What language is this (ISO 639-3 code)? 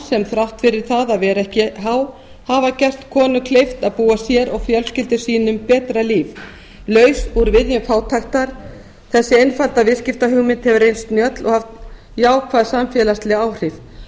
isl